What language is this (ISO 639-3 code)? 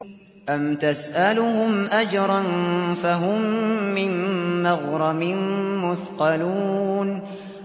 ara